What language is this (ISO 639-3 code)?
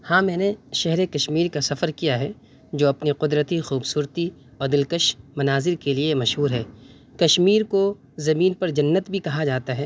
urd